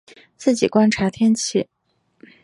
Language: Chinese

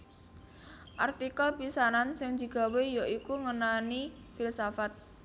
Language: Javanese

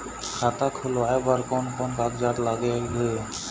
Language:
Chhattisgarhi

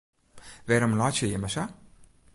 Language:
Western Frisian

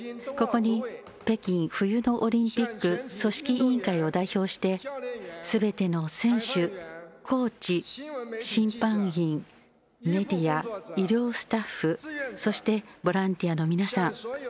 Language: Japanese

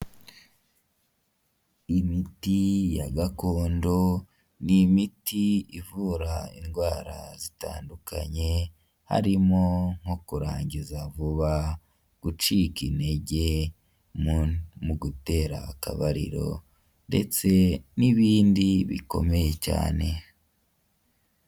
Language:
Kinyarwanda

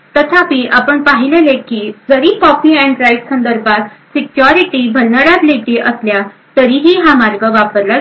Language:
Marathi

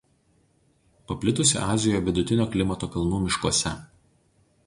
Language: Lithuanian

